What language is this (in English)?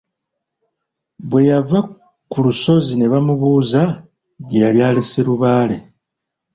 Ganda